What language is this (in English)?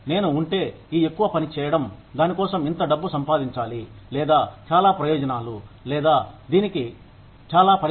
Telugu